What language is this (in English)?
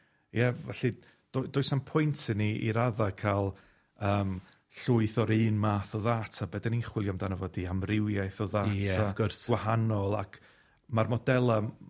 Welsh